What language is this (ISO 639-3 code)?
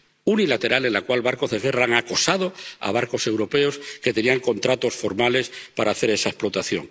spa